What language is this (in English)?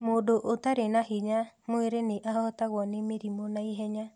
Kikuyu